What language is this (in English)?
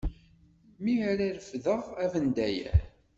Kabyle